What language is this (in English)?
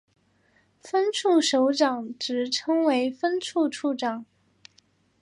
Chinese